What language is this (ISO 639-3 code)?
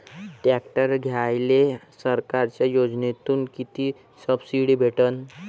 mar